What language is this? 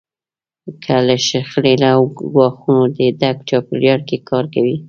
Pashto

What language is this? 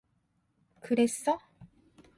Korean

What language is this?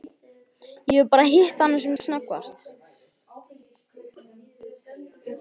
Icelandic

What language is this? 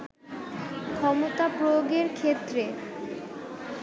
Bangla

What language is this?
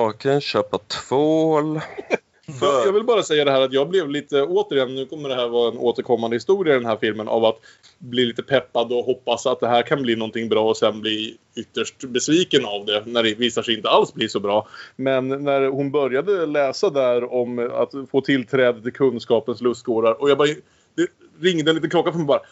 Swedish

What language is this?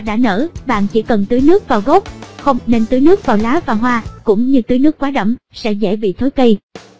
Vietnamese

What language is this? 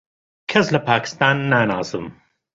Central Kurdish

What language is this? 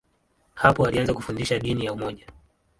Swahili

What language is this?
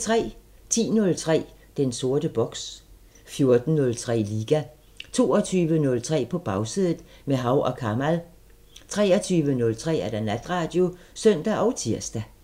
Danish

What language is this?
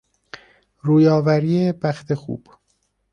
Persian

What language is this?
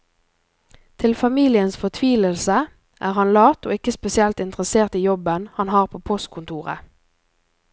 Norwegian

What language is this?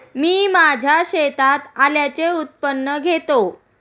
Marathi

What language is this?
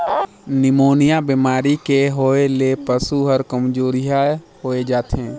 Chhattisgarhi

